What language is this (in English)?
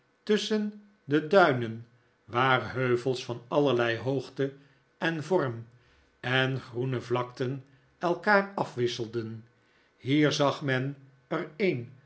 Dutch